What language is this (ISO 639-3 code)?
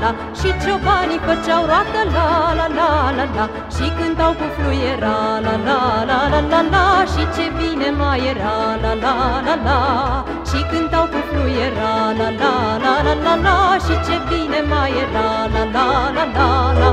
ron